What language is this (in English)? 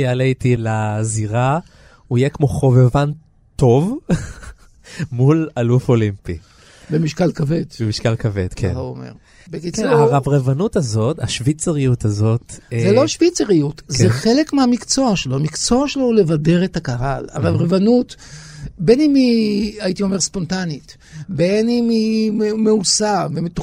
Hebrew